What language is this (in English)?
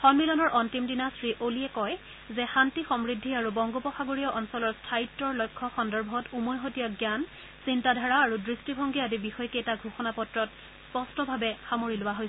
Assamese